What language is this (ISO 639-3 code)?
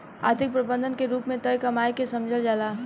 bho